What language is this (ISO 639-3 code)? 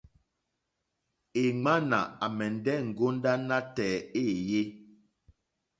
bri